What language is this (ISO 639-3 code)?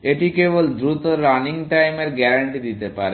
ben